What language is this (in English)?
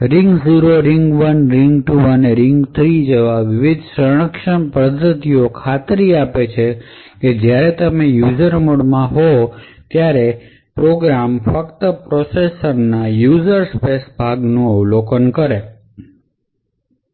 Gujarati